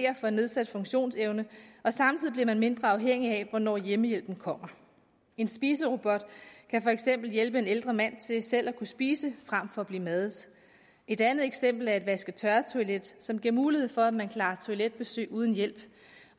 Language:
Danish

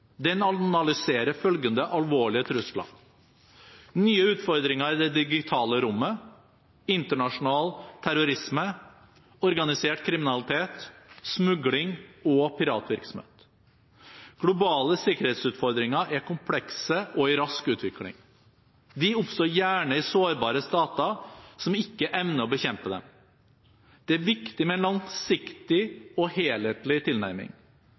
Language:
Norwegian Bokmål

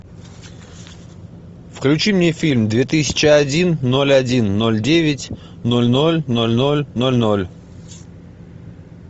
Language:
Russian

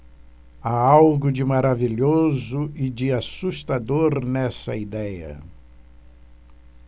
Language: Portuguese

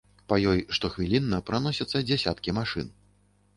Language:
Belarusian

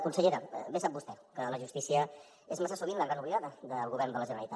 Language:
Catalan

